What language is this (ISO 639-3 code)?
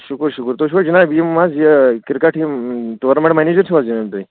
kas